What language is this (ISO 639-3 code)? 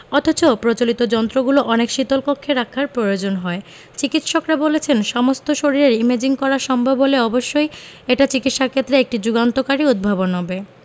ben